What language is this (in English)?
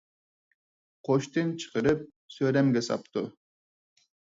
Uyghur